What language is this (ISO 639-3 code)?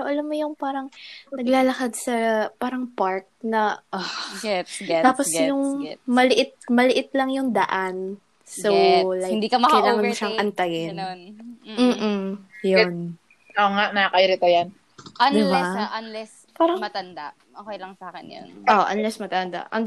fil